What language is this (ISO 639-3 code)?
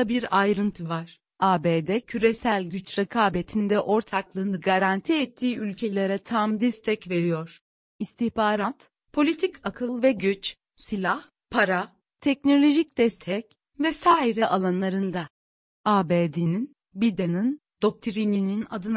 tur